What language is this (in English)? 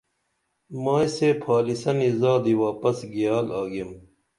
Dameli